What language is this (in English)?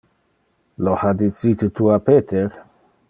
Interlingua